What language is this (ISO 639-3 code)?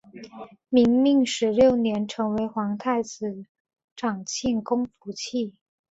zho